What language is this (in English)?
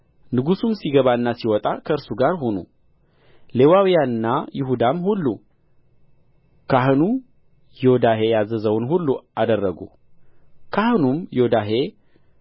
Amharic